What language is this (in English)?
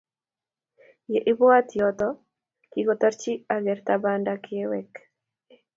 Kalenjin